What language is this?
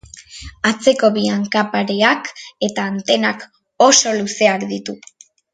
Basque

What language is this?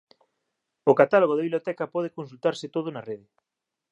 Galician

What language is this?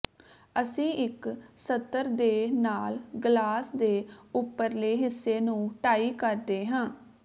Punjabi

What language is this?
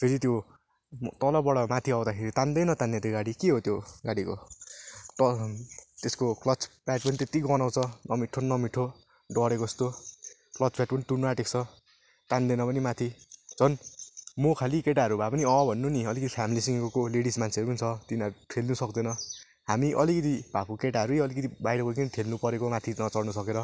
Nepali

